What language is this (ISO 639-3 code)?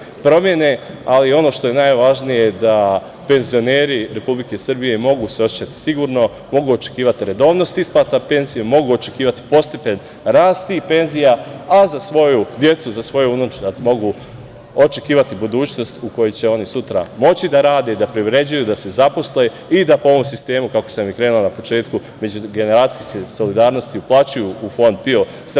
srp